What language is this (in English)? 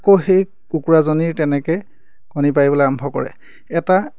Assamese